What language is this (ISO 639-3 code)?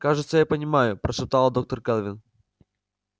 rus